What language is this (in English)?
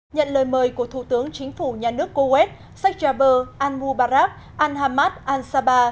Vietnamese